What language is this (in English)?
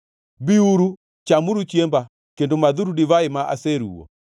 Luo (Kenya and Tanzania)